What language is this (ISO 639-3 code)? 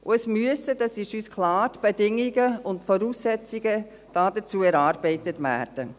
gsw